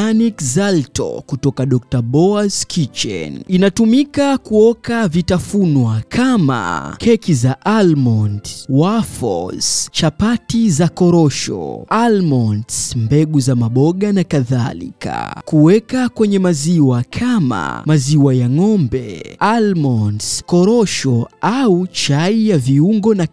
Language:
Swahili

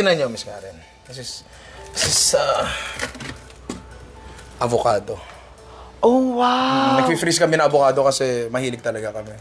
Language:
Filipino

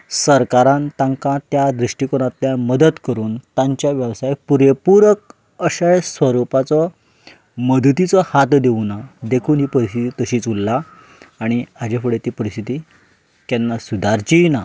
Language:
Konkani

